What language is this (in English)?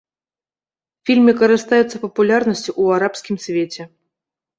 Belarusian